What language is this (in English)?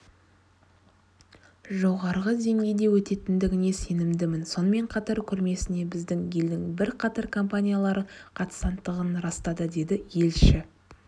Kazakh